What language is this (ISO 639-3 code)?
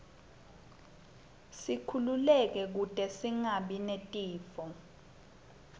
ssw